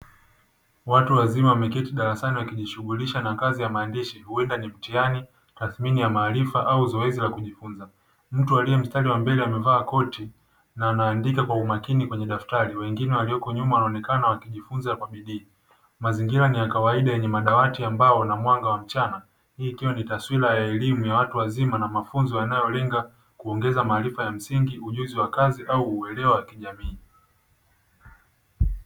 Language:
Swahili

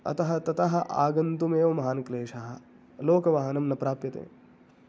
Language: Sanskrit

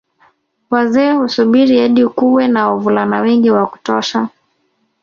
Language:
Swahili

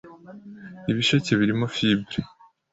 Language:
Kinyarwanda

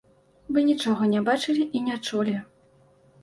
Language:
Belarusian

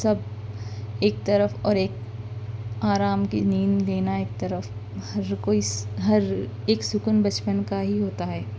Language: Urdu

